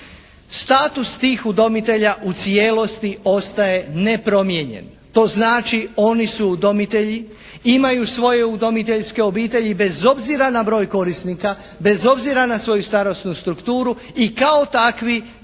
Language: Croatian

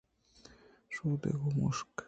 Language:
Eastern Balochi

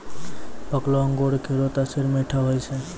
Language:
Maithili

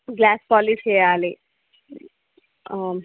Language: Telugu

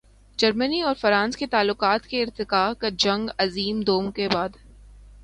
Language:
Urdu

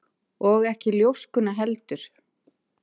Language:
Icelandic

